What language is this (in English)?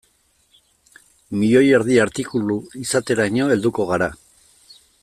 Basque